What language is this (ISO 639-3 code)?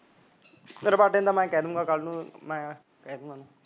pan